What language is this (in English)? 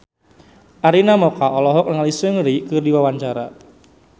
Sundanese